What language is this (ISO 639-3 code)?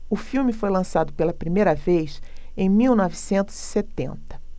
por